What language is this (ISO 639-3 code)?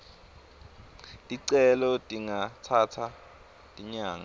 ssw